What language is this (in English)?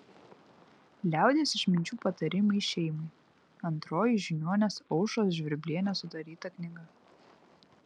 Lithuanian